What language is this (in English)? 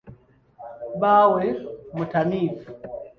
Ganda